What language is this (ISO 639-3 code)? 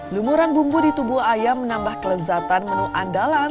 ind